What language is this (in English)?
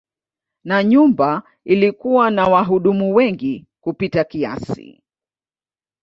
Swahili